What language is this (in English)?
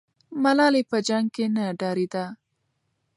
Pashto